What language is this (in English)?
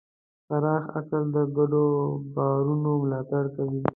Pashto